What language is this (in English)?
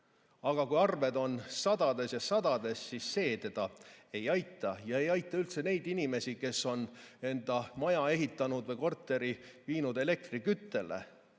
Estonian